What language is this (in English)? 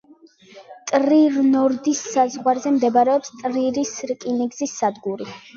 Georgian